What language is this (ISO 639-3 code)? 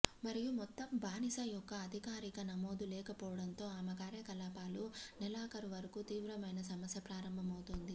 tel